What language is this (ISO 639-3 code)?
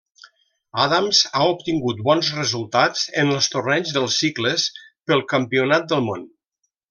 cat